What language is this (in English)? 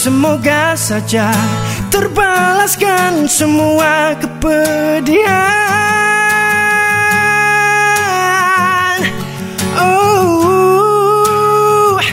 Malay